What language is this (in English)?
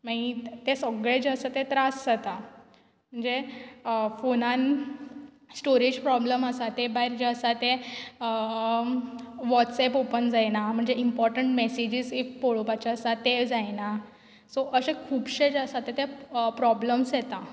Konkani